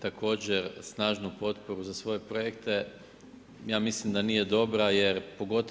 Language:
Croatian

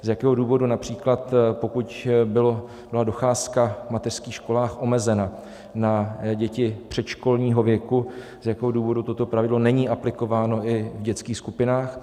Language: Czech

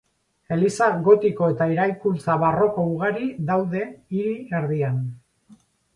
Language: Basque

